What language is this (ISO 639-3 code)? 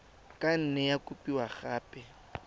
tsn